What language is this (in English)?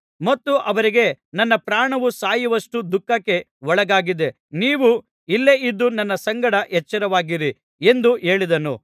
Kannada